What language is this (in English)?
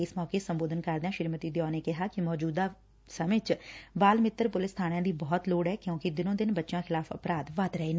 Punjabi